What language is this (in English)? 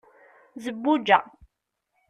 Kabyle